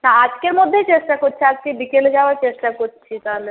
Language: Bangla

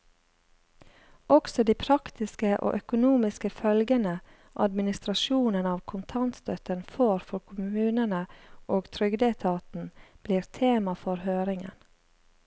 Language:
Norwegian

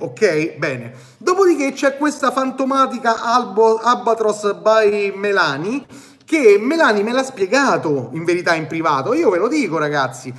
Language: Italian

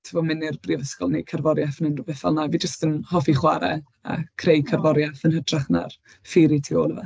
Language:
Welsh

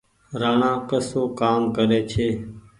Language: Goaria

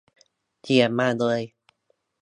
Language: Thai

